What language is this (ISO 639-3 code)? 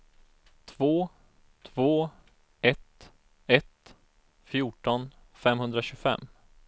swe